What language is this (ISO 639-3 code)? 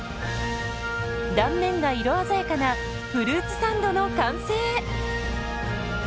jpn